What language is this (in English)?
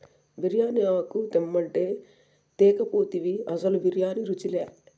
Telugu